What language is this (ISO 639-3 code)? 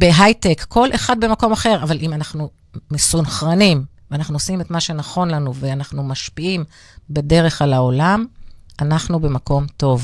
heb